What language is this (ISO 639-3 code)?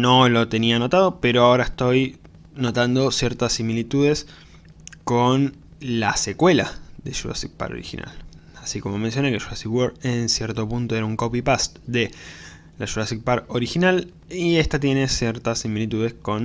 spa